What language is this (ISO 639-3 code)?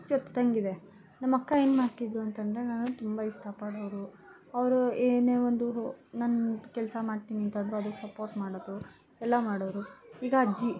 kan